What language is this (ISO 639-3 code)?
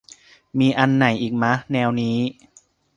tha